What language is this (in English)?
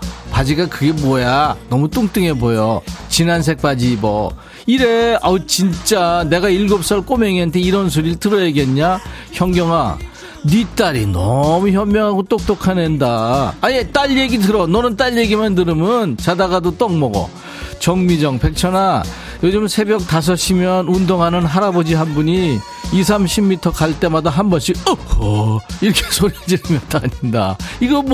Korean